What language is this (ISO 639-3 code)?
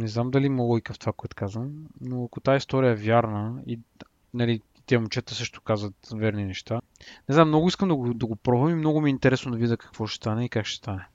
bul